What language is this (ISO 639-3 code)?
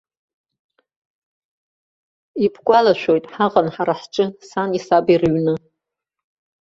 abk